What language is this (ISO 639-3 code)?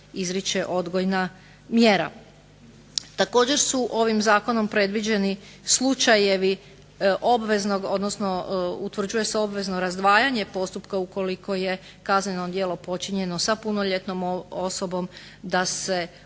hrv